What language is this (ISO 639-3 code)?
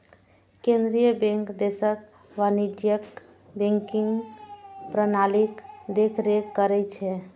mai